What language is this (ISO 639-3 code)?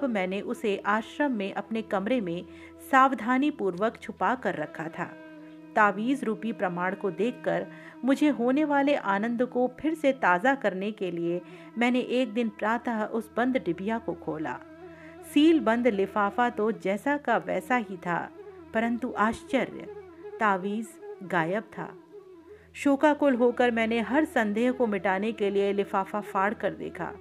hin